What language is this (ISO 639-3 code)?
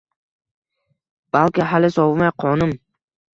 uzb